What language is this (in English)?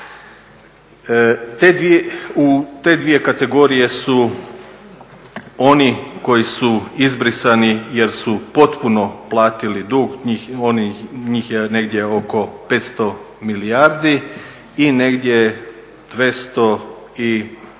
Croatian